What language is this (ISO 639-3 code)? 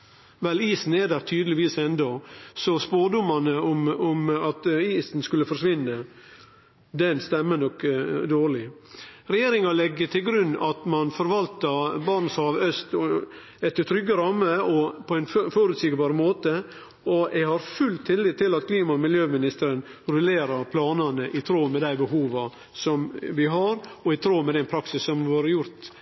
nno